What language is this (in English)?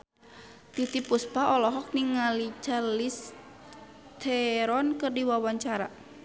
Sundanese